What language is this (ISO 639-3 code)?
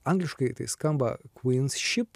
lit